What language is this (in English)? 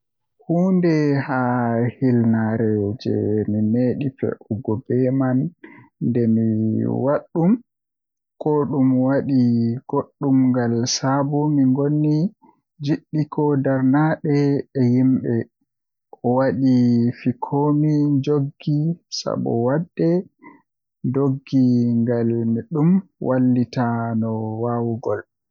Western Niger Fulfulde